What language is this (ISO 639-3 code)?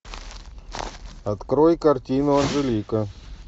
rus